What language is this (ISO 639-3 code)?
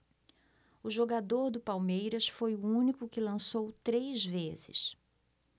por